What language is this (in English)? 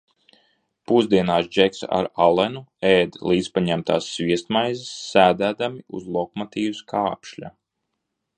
Latvian